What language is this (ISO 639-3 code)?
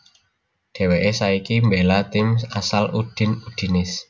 jav